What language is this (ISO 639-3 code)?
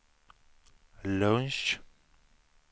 swe